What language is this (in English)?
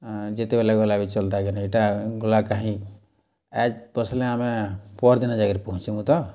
Odia